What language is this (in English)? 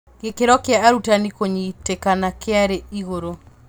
Kikuyu